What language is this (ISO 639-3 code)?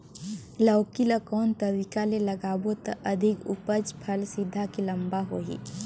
hne